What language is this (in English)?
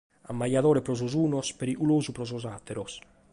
Sardinian